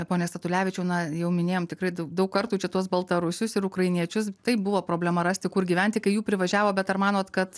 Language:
Lithuanian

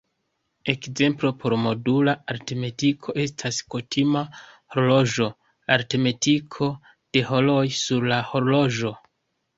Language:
Esperanto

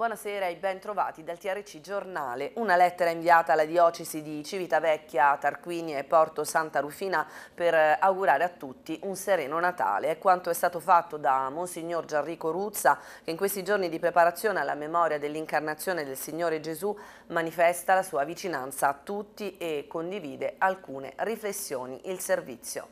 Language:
Italian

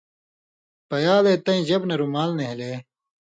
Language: Indus Kohistani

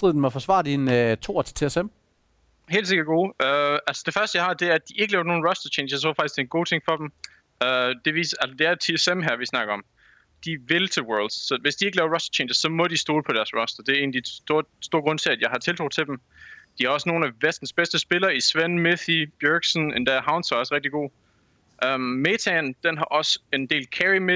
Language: Danish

